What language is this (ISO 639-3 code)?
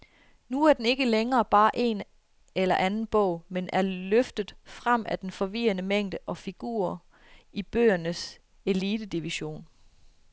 dan